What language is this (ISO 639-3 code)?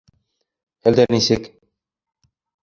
bak